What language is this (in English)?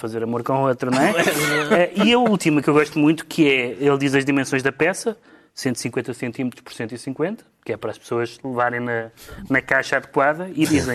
Portuguese